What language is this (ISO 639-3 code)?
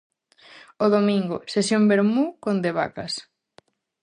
glg